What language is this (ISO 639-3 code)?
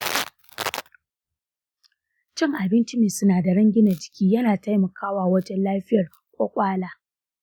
hau